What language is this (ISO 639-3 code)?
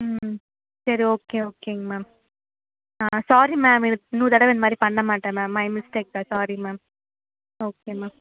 tam